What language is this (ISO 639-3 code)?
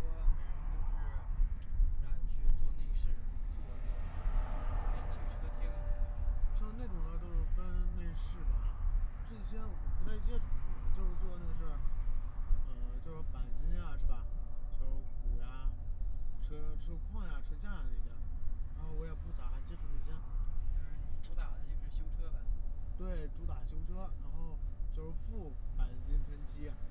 zho